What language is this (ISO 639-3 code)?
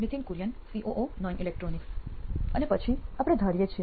guj